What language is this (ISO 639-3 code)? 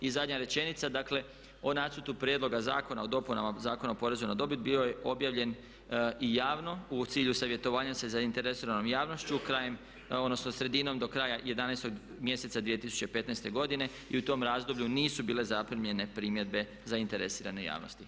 hrv